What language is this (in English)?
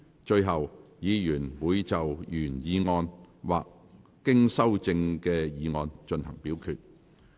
Cantonese